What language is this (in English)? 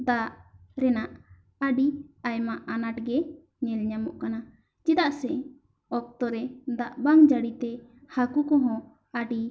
Santali